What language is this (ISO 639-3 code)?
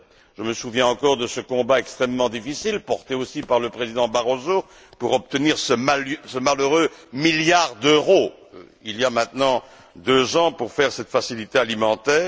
fra